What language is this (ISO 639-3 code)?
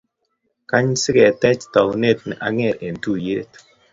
kln